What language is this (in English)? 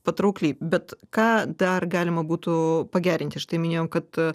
Lithuanian